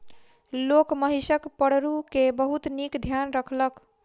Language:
Maithili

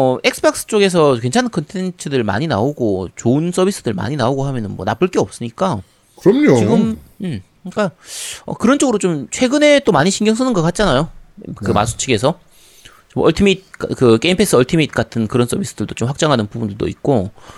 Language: Korean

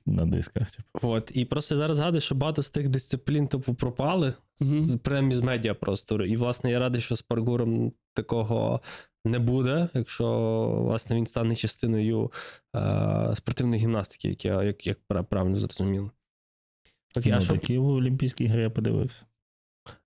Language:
Ukrainian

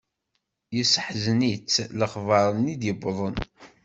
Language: Kabyle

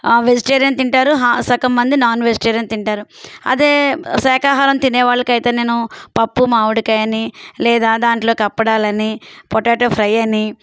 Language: Telugu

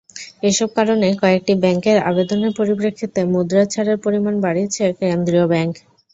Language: Bangla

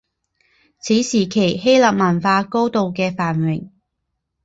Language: Chinese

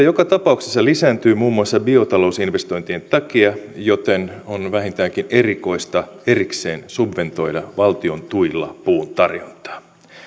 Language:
Finnish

